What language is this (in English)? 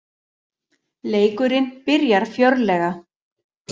Icelandic